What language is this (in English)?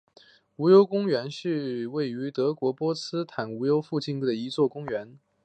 Chinese